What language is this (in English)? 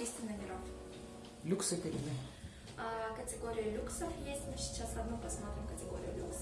Russian